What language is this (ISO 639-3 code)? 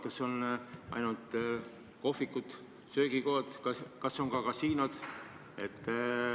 est